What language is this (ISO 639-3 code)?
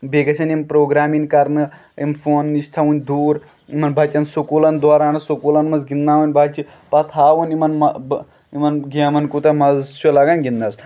kas